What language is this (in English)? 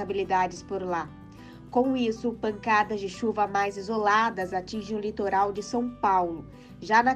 Portuguese